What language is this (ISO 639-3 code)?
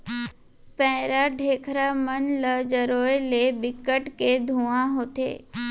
hne